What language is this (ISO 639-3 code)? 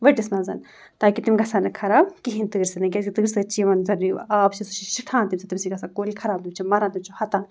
kas